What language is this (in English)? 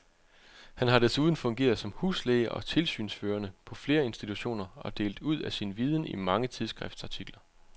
Danish